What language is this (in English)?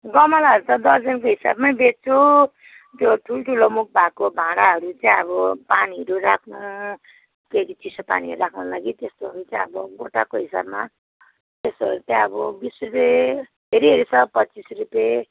Nepali